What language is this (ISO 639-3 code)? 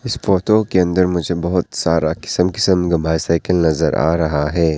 hin